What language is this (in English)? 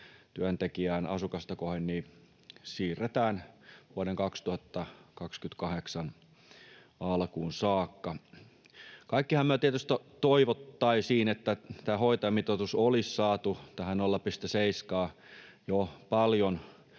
Finnish